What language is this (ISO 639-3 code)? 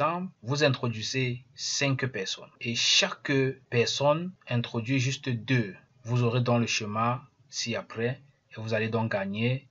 fra